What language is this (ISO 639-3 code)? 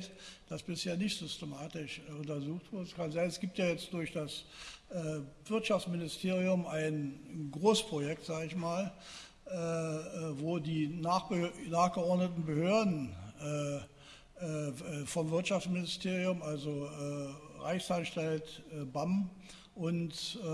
deu